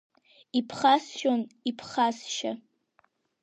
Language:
Abkhazian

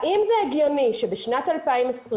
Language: Hebrew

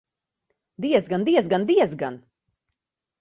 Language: Latvian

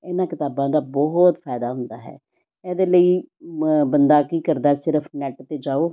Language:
Punjabi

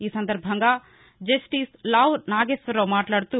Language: Telugu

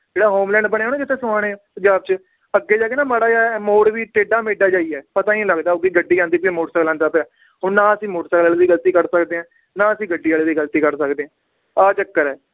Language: Punjabi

